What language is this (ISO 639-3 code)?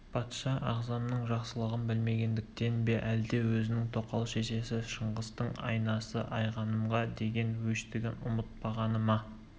kaz